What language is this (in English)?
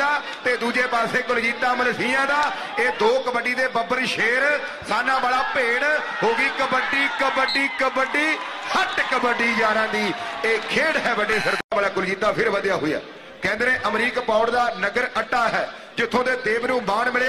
Hindi